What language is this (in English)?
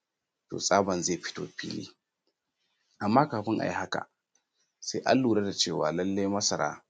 Hausa